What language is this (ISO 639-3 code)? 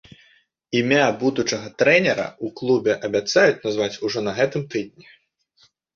bel